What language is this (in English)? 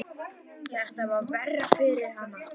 Icelandic